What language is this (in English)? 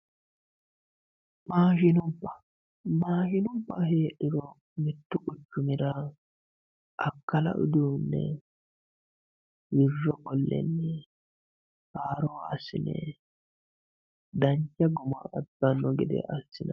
Sidamo